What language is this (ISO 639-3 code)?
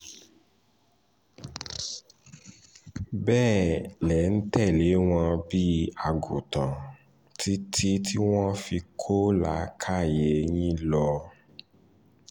yor